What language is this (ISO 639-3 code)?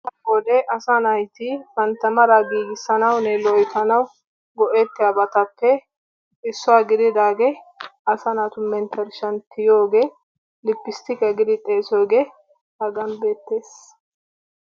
wal